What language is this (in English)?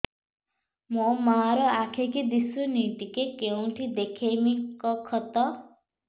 Odia